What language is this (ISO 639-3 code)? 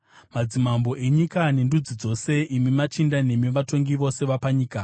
sna